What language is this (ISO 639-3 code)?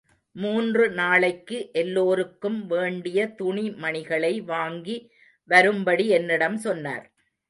tam